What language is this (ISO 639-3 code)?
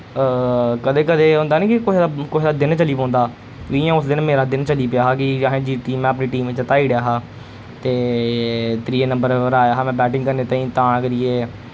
doi